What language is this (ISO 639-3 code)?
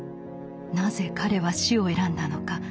jpn